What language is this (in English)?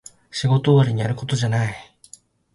Japanese